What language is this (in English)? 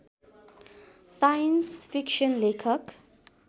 Nepali